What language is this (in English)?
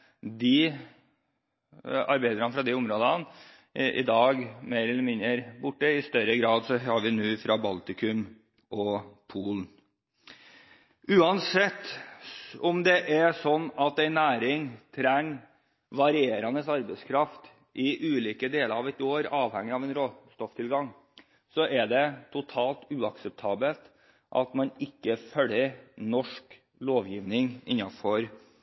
Norwegian Bokmål